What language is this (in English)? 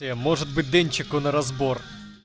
Russian